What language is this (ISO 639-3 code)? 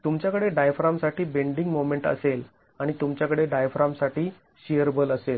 mar